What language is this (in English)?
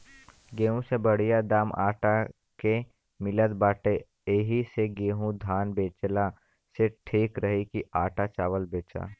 Bhojpuri